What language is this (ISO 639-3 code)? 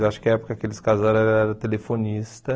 por